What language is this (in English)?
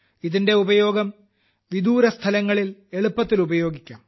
Malayalam